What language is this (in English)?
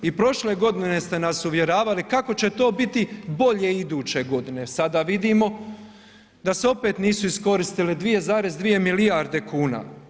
Croatian